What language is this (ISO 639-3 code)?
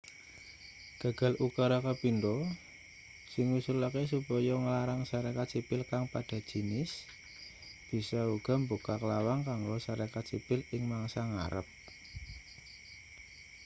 jav